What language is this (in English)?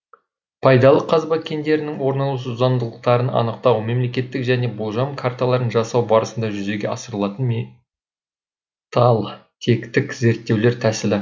Kazakh